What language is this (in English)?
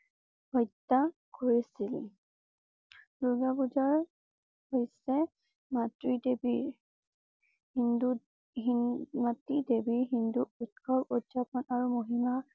Assamese